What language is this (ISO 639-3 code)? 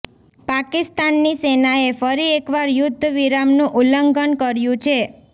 guj